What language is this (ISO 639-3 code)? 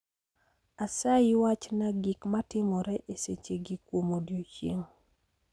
luo